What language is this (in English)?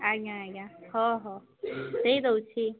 Odia